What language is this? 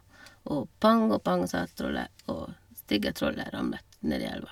Norwegian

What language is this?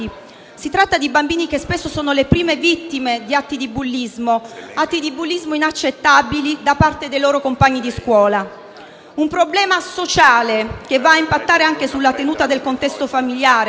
Italian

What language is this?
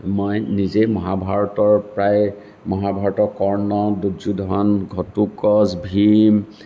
Assamese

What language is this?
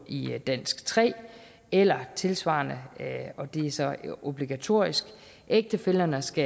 Danish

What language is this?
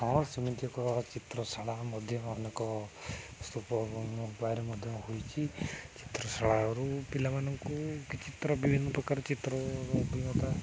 Odia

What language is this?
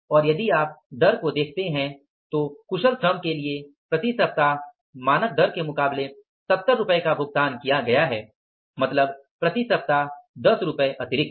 Hindi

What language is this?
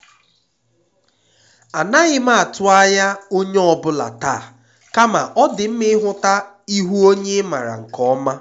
Igbo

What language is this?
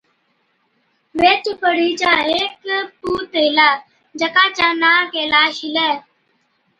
Od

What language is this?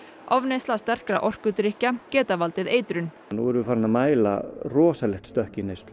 Icelandic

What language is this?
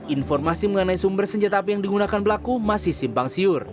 Indonesian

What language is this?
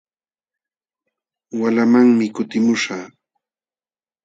Jauja Wanca Quechua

